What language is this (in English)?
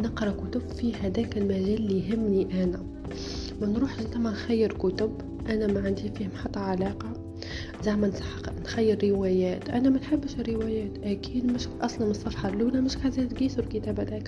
Arabic